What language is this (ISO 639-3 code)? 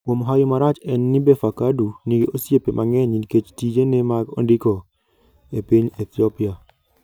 luo